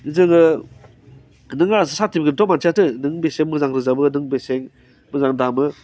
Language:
Bodo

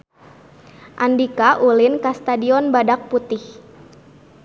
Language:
Sundanese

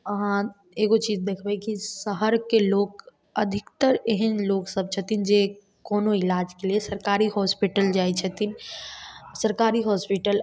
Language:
Maithili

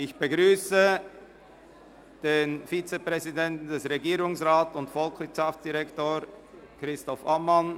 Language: Swiss German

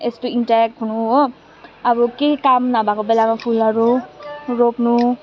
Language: Nepali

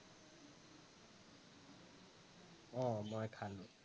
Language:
Assamese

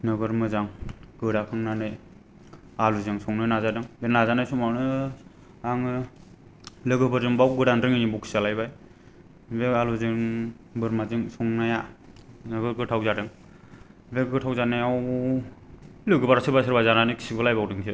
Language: Bodo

